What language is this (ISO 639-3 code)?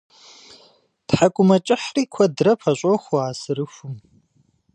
kbd